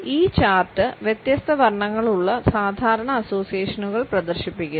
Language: Malayalam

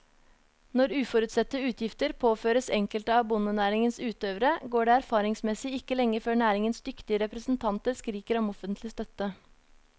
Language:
Norwegian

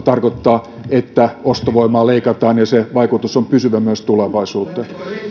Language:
Finnish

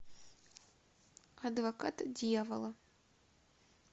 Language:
Russian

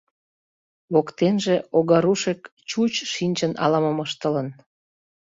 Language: Mari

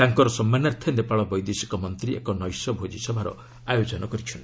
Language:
Odia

